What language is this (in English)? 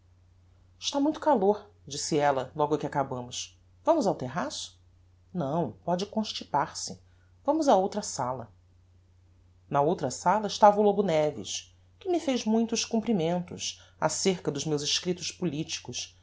Portuguese